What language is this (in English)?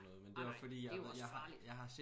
Danish